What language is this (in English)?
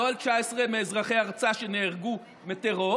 Hebrew